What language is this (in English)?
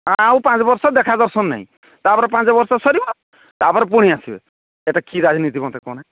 Odia